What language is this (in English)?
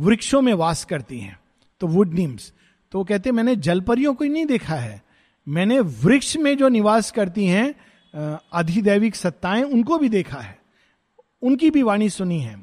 Hindi